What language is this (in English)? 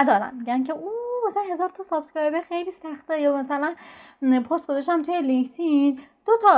Persian